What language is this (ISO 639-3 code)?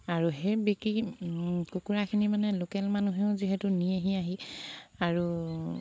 asm